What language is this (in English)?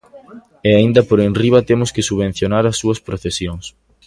Galician